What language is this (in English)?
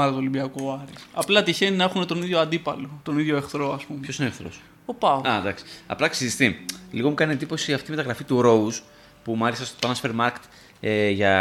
Greek